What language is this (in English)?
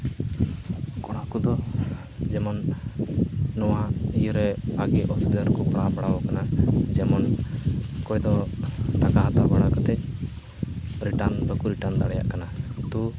Santali